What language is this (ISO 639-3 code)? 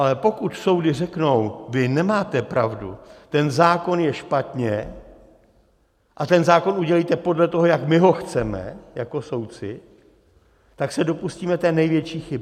ces